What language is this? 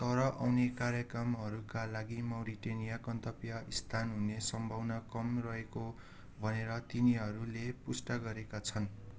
Nepali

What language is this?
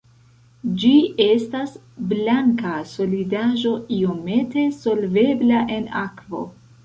Esperanto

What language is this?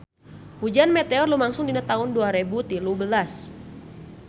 Sundanese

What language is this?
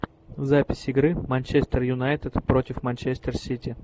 Russian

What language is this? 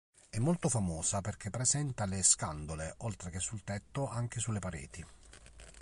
Italian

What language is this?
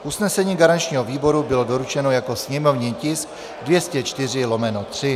Czech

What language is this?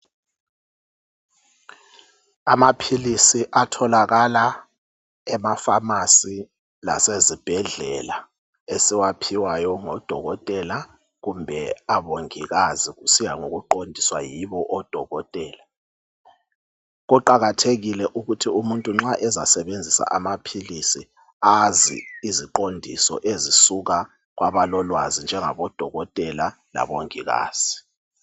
North Ndebele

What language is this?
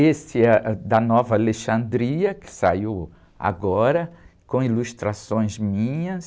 Portuguese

